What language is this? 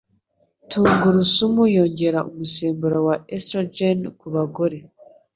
Kinyarwanda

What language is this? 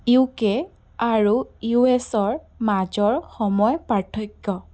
Assamese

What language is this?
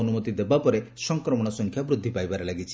Odia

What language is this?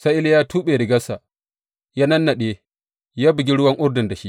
Hausa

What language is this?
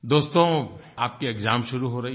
Hindi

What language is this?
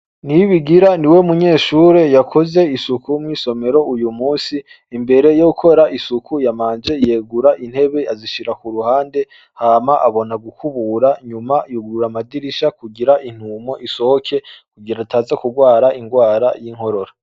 Rundi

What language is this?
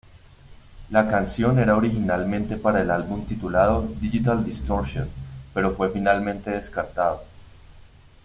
Spanish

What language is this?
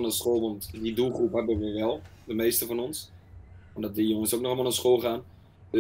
Dutch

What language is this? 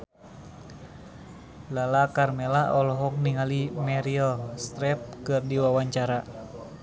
Sundanese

